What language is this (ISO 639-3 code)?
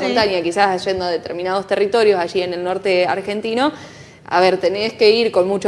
spa